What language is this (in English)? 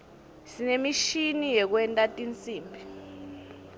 Swati